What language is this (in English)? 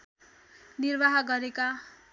Nepali